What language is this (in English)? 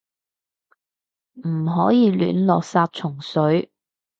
Cantonese